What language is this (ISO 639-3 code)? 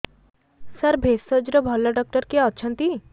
ori